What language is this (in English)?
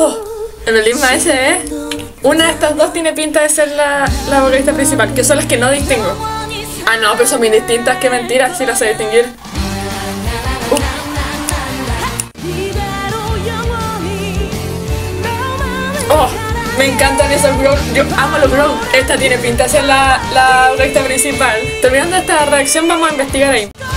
Spanish